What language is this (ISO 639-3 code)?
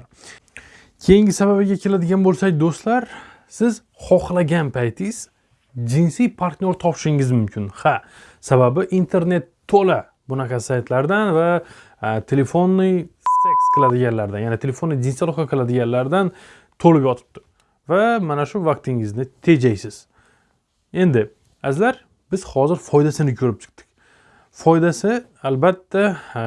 tur